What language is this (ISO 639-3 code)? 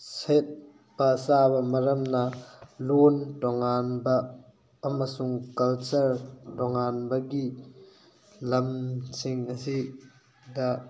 mni